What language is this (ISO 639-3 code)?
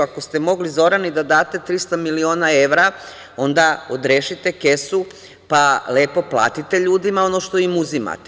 srp